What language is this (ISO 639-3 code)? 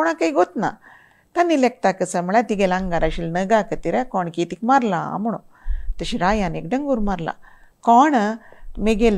mar